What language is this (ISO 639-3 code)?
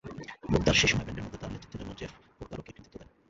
ben